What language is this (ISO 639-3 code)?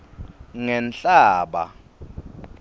ssw